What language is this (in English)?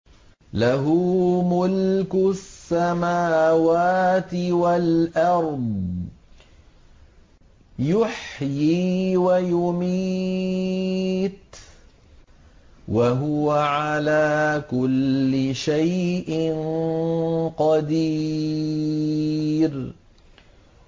Arabic